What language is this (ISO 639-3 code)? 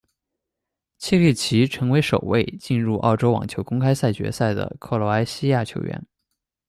zho